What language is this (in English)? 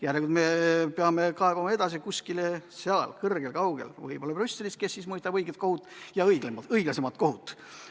Estonian